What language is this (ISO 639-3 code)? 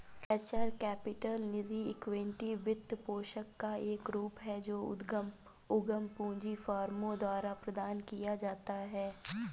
hin